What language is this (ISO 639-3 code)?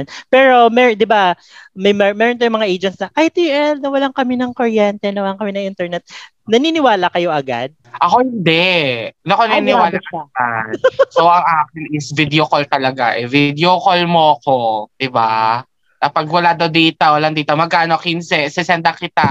fil